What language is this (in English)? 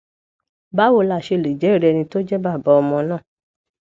Yoruba